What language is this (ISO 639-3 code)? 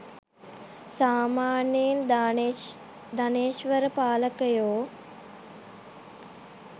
sin